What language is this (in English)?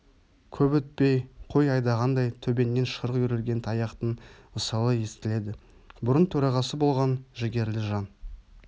Kazakh